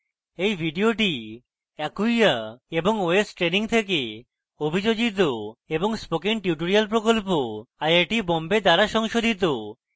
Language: Bangla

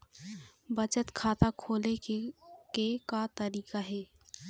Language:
Chhattisgarhi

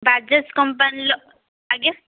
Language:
Odia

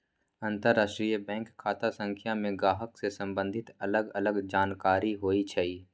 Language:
Magahi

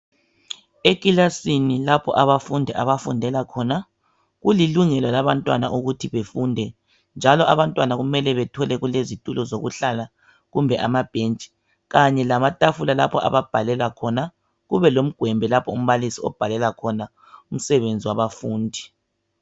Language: North Ndebele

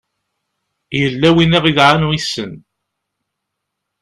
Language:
Kabyle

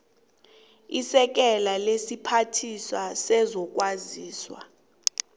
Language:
South Ndebele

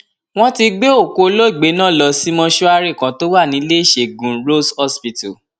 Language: Yoruba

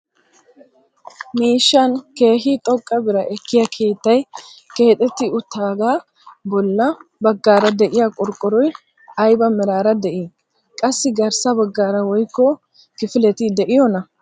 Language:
Wolaytta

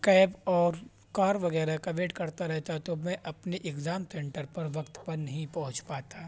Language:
Urdu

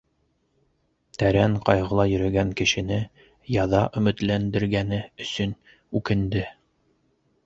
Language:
Bashkir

